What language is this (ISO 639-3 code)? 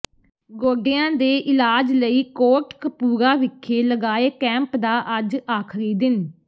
pan